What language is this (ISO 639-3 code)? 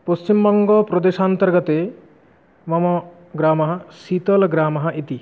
san